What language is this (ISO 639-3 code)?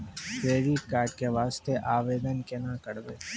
mai